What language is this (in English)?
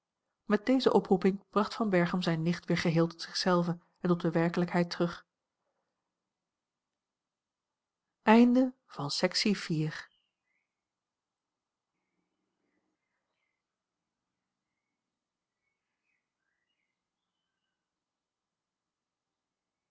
Dutch